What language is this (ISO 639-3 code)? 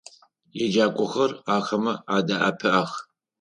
ady